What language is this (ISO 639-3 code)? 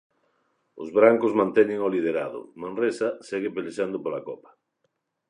glg